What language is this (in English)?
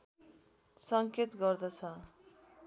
Nepali